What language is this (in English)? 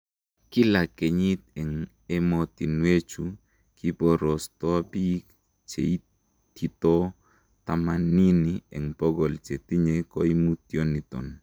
Kalenjin